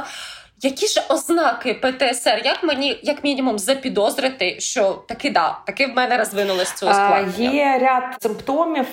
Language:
Ukrainian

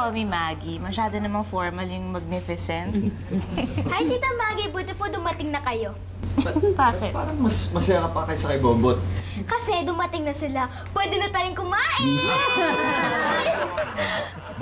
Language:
Filipino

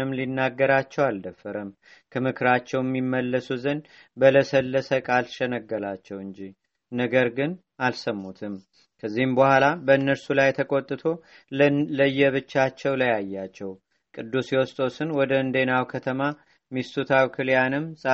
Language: Amharic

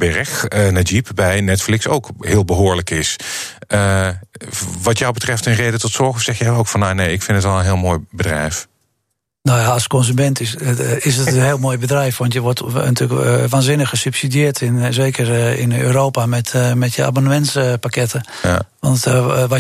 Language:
Dutch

